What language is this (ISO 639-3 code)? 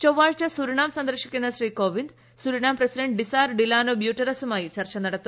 mal